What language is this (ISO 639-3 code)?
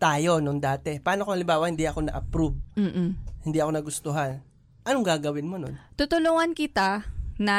fil